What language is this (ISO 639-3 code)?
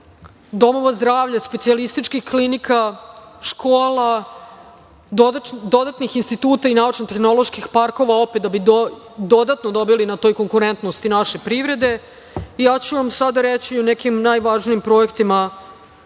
srp